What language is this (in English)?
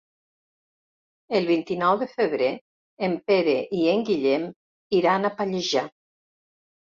Catalan